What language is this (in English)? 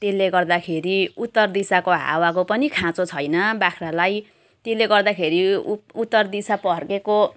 Nepali